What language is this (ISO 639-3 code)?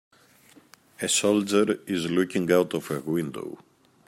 eng